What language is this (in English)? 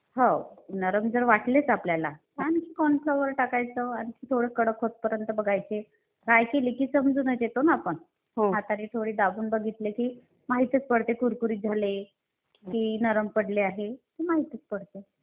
Marathi